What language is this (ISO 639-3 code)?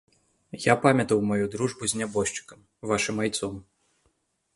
bel